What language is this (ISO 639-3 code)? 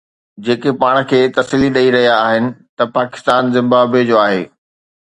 snd